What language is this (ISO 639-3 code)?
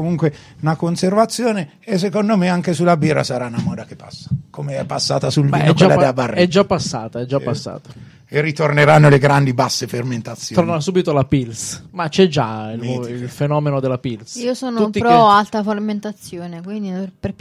ita